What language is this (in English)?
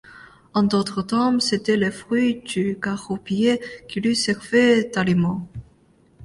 French